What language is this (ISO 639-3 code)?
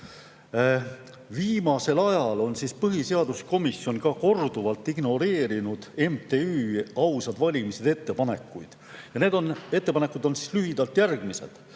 est